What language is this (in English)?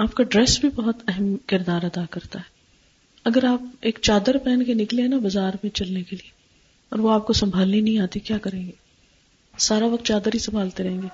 Urdu